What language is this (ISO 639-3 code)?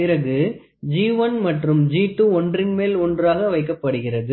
tam